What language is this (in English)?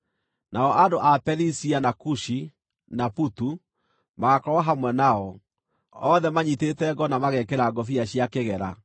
Kikuyu